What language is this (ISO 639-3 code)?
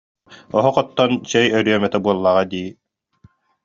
sah